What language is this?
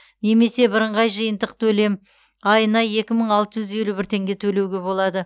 Kazakh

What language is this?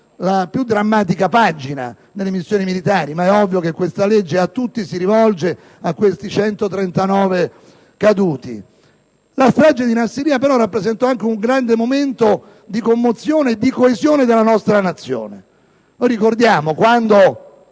Italian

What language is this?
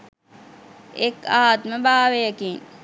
Sinhala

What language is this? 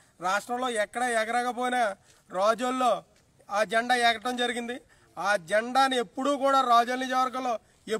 Telugu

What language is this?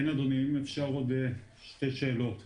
Hebrew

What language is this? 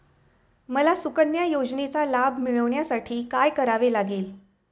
Marathi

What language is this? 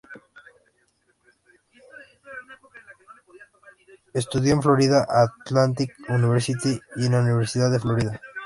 Spanish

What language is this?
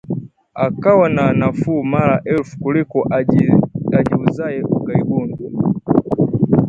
Swahili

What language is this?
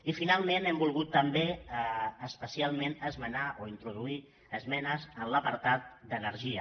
Catalan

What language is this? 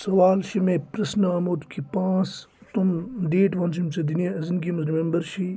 Kashmiri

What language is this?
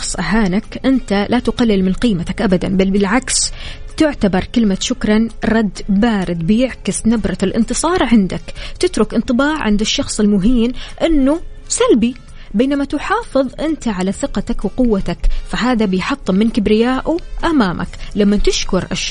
Arabic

